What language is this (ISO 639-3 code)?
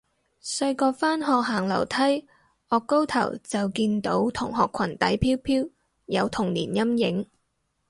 yue